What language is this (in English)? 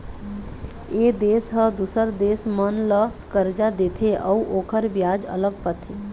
Chhattisgarhi